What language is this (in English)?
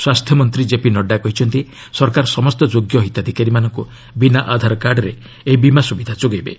Odia